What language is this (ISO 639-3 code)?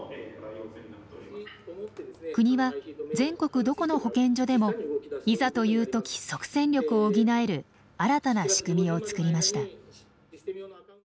jpn